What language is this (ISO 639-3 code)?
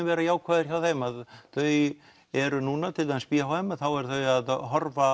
isl